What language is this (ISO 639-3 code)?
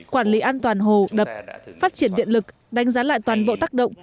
vie